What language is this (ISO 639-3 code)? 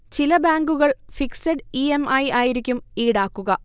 mal